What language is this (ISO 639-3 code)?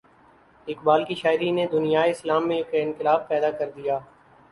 urd